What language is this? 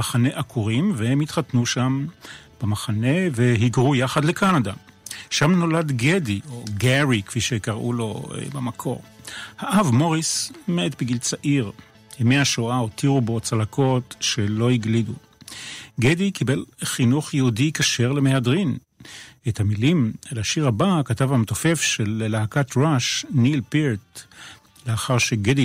Hebrew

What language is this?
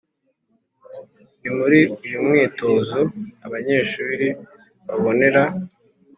Kinyarwanda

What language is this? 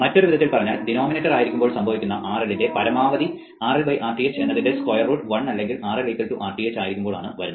Malayalam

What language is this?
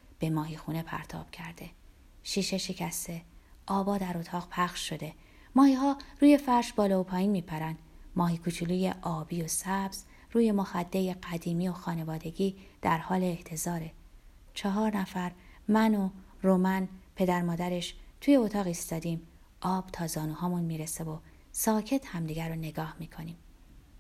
Persian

